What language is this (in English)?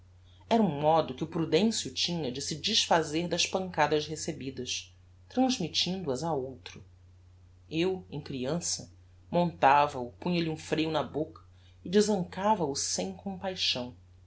Portuguese